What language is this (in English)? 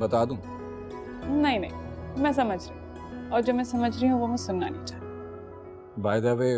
Hindi